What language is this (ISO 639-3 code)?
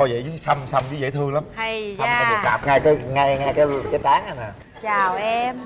vie